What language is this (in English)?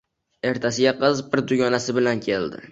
Uzbek